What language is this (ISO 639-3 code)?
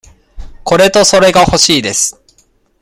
jpn